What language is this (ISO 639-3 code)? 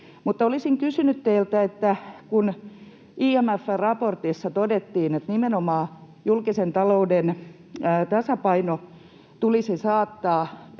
fin